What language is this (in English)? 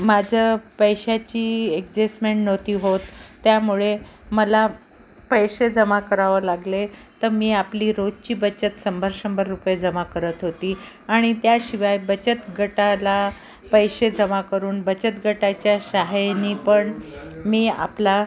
Marathi